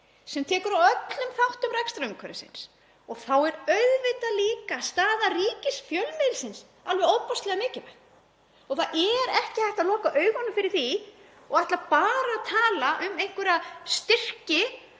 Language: Icelandic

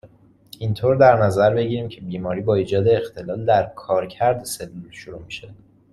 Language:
Persian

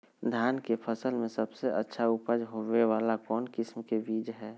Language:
Magahi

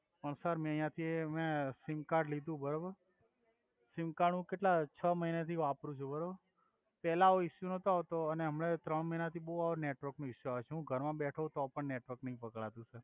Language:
Gujarati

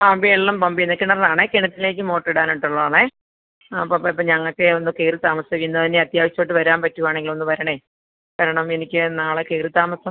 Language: Malayalam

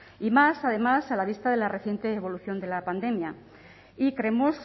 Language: Spanish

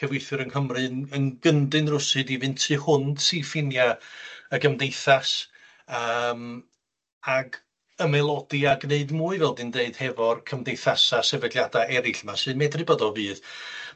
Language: Welsh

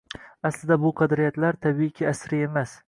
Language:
Uzbek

